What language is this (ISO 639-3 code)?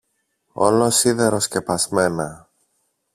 ell